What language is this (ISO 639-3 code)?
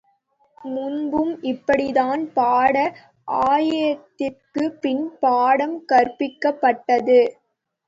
tam